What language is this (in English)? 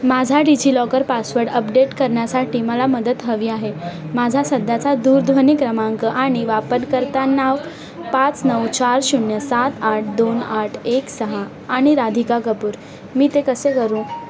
Marathi